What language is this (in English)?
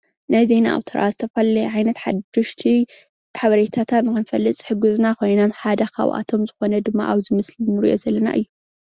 Tigrinya